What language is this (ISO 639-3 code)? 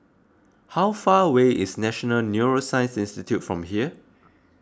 eng